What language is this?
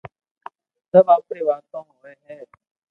Loarki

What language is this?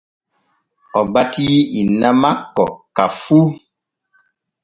Borgu Fulfulde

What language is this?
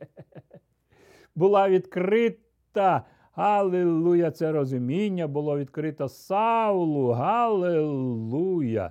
Ukrainian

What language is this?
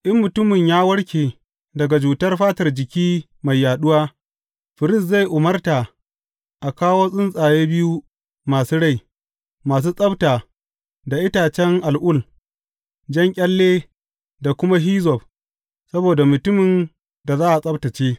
Hausa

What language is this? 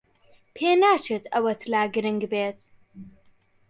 Central Kurdish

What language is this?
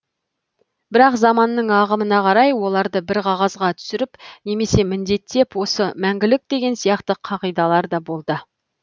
Kazakh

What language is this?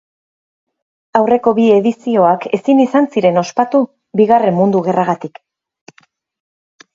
Basque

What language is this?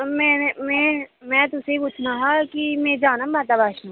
Dogri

